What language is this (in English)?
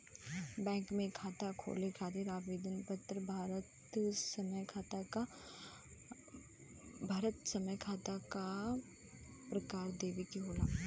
Bhojpuri